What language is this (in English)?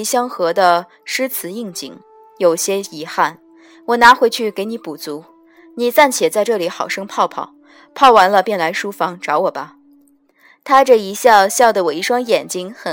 Chinese